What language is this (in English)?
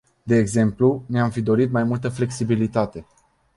Romanian